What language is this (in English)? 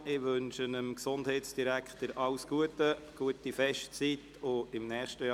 Swiss German